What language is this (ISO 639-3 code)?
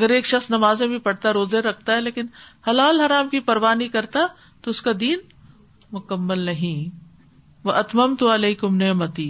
urd